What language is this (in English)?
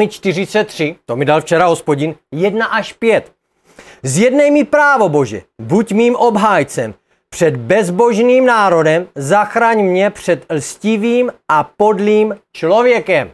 Czech